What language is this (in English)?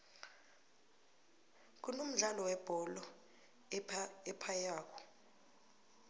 South Ndebele